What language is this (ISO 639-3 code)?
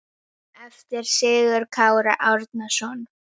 isl